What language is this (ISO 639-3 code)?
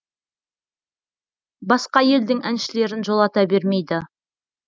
kaz